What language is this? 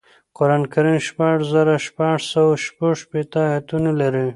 Pashto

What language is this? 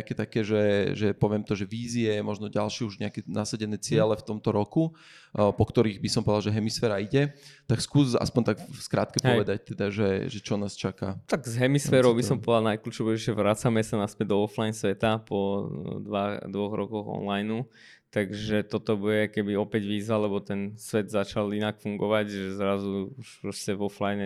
Slovak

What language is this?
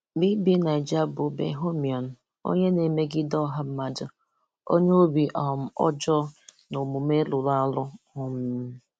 Igbo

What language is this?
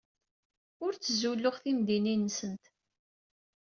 Kabyle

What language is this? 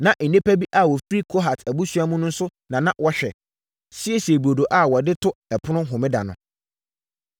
Akan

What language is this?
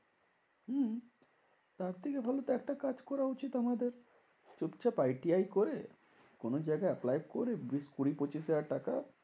Bangla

